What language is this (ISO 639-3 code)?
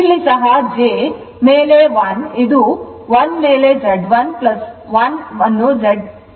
kan